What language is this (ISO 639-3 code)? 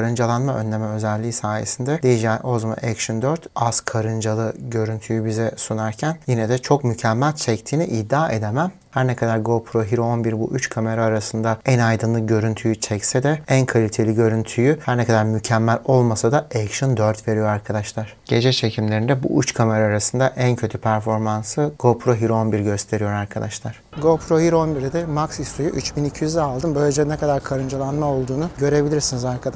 tur